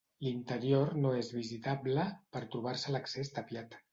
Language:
Catalan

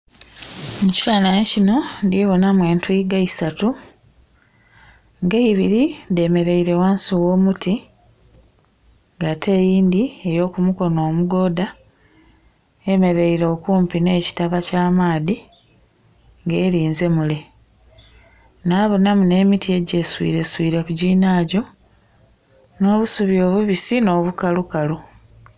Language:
Soga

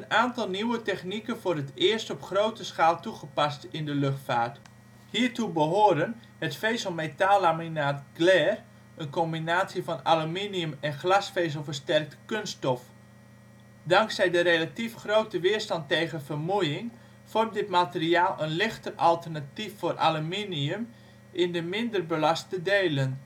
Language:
Dutch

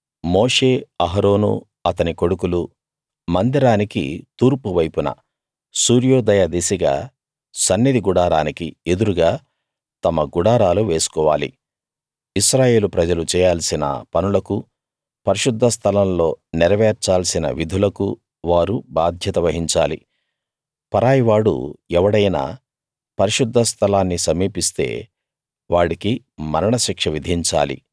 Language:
Telugu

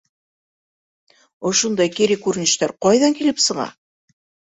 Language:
Bashkir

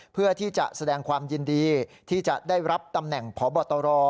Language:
Thai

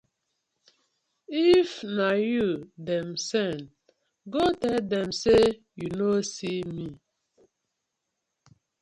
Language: Nigerian Pidgin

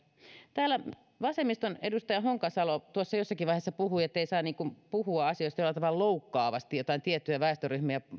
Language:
Finnish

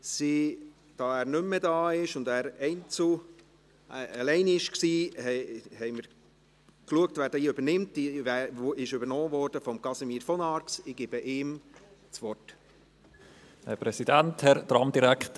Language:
Swiss German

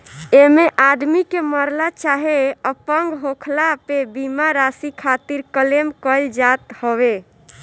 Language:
Bhojpuri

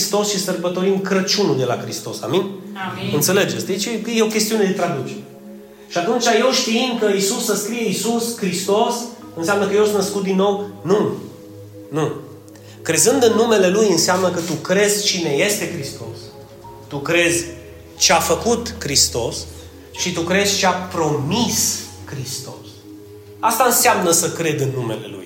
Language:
Romanian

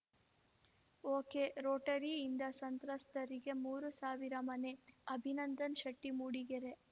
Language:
Kannada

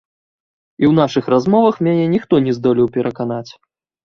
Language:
Belarusian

